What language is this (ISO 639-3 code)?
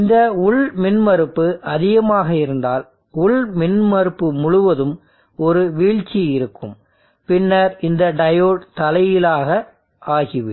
tam